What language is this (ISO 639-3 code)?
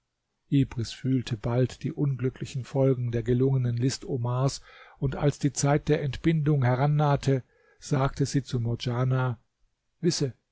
deu